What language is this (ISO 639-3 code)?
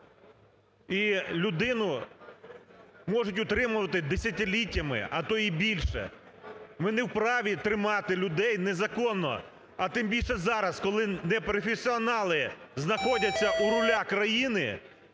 ukr